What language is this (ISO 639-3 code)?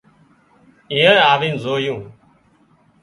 kxp